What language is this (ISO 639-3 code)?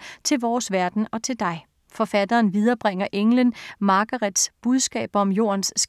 dan